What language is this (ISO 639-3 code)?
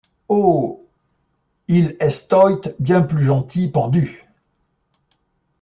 fra